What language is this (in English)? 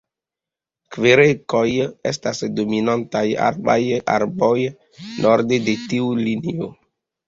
Esperanto